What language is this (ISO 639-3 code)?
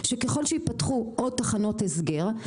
heb